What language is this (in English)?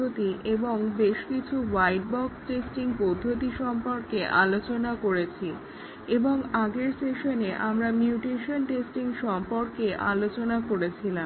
Bangla